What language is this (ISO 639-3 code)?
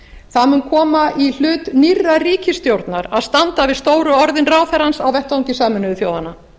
isl